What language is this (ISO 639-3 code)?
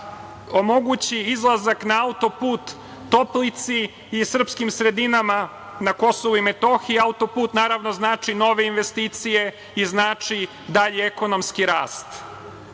srp